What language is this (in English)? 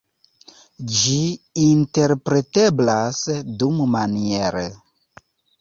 Esperanto